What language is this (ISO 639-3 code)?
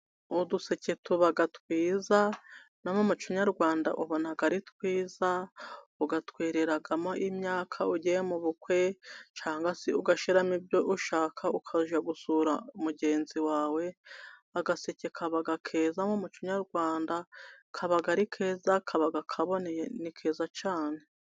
kin